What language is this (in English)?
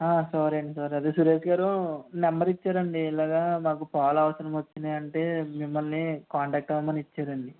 Telugu